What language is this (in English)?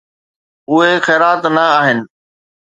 Sindhi